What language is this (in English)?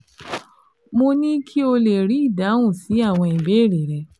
Yoruba